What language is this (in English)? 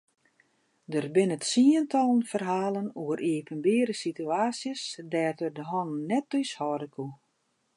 Western Frisian